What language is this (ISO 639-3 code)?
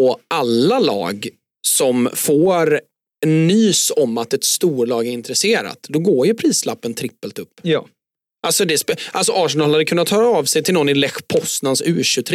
swe